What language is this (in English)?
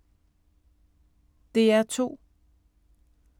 Danish